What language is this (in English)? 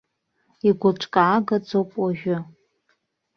Abkhazian